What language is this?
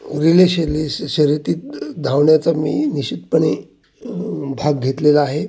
Marathi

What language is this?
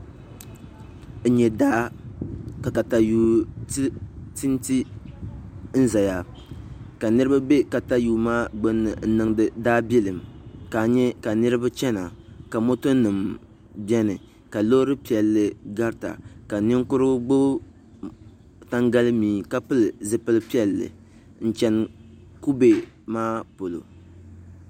Dagbani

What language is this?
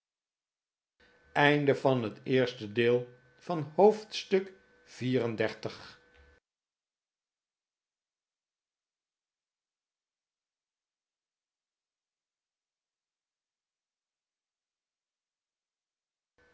Dutch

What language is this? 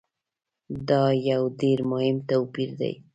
Pashto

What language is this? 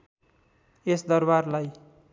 Nepali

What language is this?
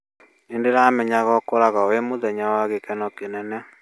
Kikuyu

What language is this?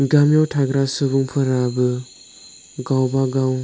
Bodo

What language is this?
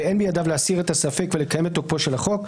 Hebrew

